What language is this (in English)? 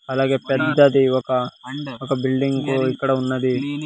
Telugu